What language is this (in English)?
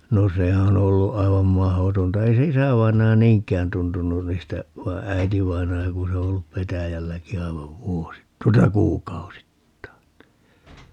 Finnish